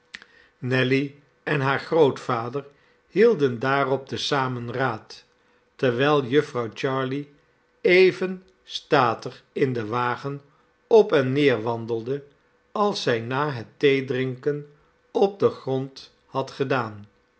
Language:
Dutch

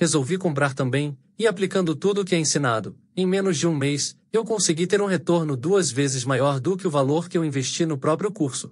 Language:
Portuguese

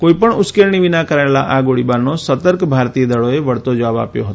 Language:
Gujarati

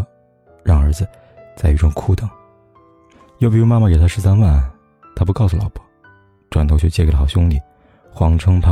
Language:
Chinese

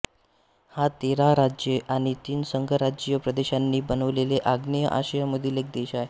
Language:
Marathi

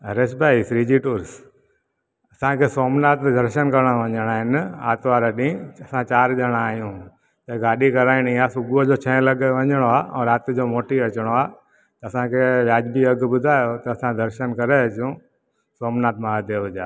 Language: Sindhi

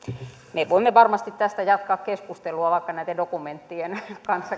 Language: Finnish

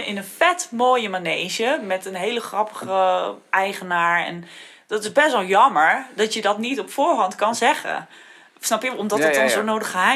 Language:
Dutch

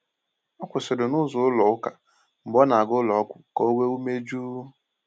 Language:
Igbo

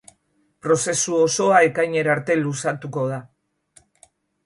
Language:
Basque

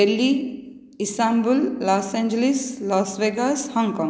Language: Sanskrit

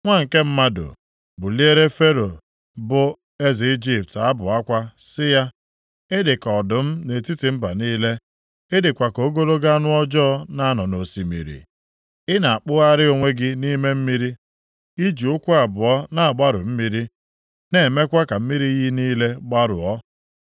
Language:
Igbo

